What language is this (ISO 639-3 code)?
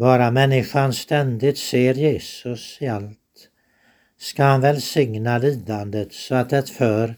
swe